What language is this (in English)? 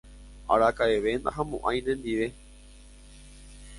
Guarani